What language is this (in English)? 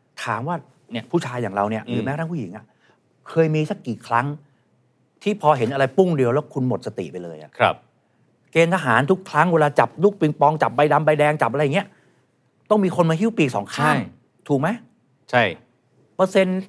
Thai